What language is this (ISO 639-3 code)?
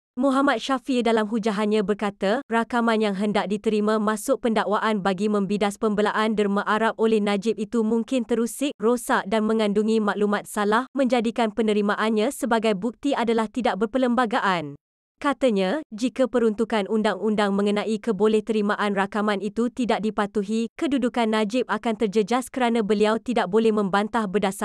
msa